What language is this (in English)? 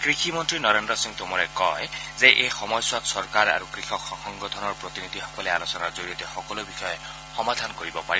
Assamese